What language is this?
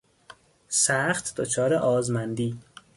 Persian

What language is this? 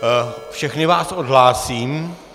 Czech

